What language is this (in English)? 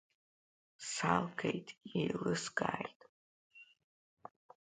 Abkhazian